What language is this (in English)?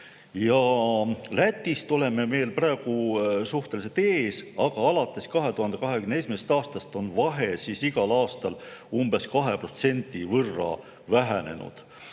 Estonian